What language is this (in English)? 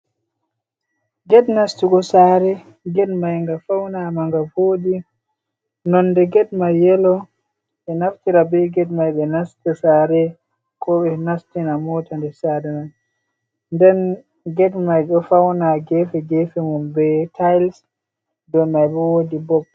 Fula